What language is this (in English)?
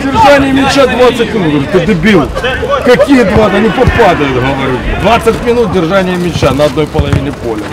Russian